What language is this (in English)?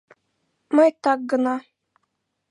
Mari